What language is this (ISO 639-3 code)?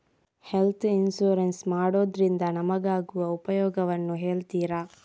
kan